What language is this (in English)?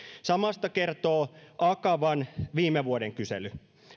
Finnish